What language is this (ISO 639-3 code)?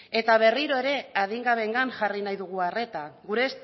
eus